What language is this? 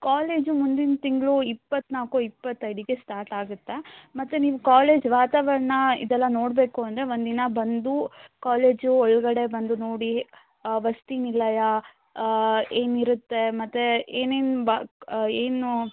Kannada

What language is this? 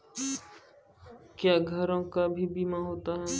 Maithili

